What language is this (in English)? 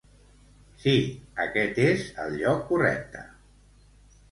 Catalan